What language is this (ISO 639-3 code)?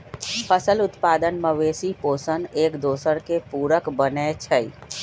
mag